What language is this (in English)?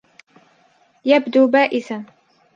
Arabic